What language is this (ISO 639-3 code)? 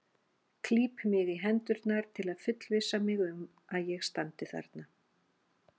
isl